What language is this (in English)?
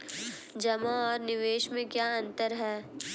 Hindi